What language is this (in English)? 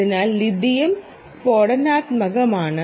Malayalam